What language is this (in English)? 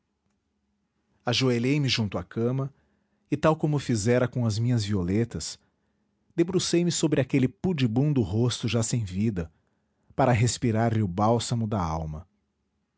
Portuguese